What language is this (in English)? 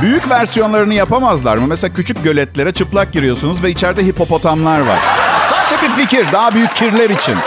Turkish